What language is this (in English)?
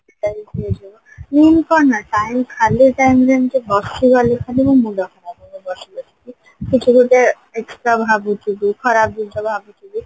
Odia